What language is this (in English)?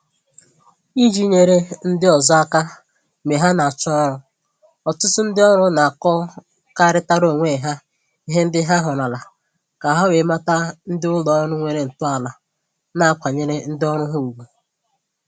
Igbo